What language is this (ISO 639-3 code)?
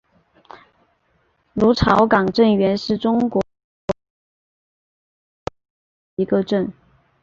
zho